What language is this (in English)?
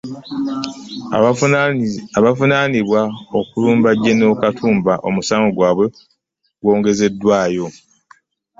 Ganda